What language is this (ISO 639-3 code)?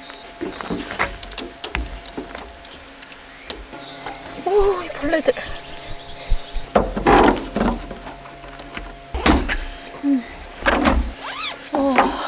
kor